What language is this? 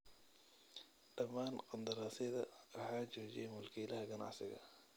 Somali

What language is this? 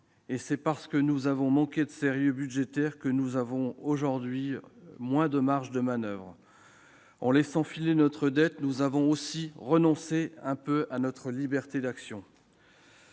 French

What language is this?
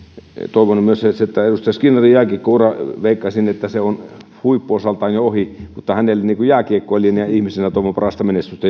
Finnish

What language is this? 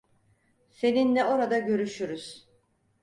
Turkish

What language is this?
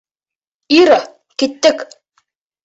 Bashkir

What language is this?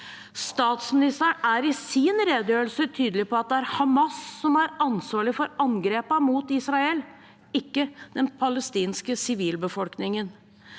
Norwegian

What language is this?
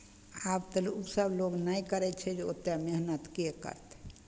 Maithili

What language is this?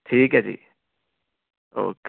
Punjabi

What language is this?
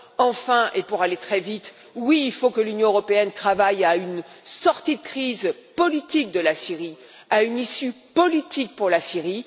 French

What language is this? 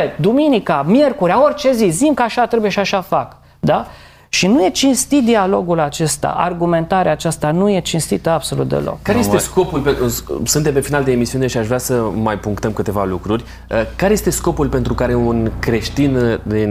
Romanian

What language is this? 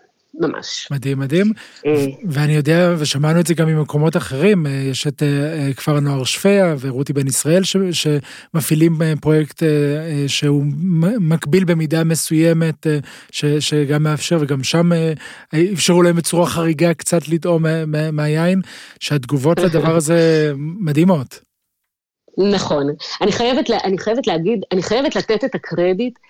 Hebrew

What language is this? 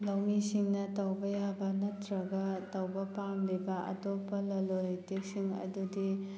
Manipuri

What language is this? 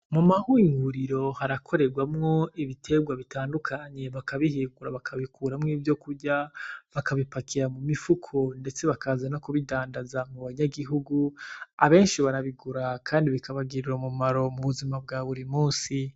Rundi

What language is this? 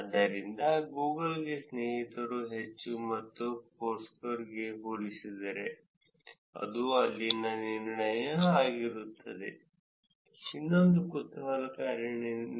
Kannada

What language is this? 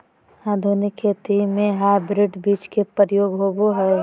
Magahi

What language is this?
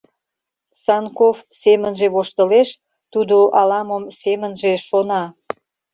Mari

